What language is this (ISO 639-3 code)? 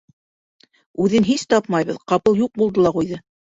bak